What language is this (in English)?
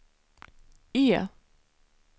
Swedish